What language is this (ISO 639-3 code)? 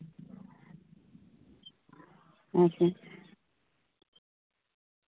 sat